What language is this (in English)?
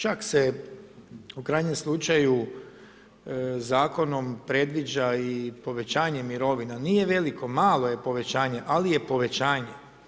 Croatian